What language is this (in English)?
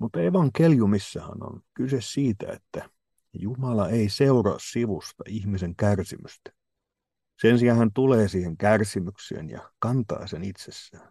Finnish